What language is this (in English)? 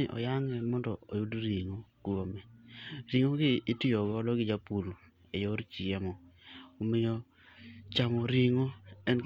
Luo (Kenya and Tanzania)